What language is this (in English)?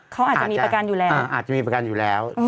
Thai